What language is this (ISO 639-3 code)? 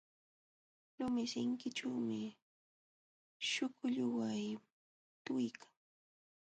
qxw